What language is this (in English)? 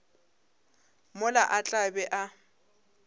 Northern Sotho